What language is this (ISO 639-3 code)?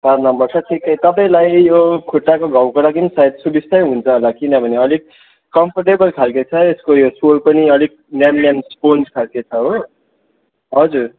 nep